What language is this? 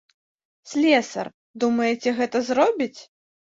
Belarusian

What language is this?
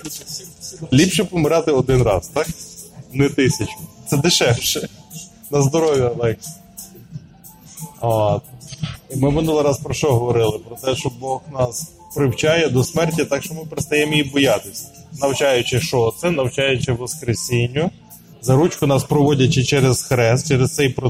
Ukrainian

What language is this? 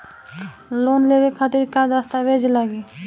Bhojpuri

